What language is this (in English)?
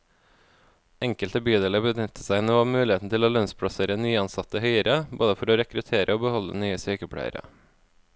Norwegian